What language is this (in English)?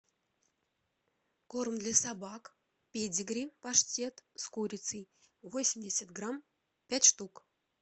Russian